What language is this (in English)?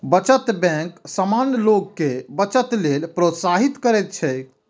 Maithili